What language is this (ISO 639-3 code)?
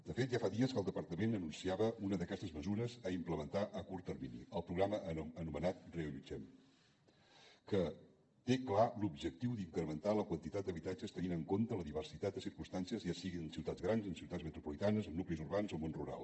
cat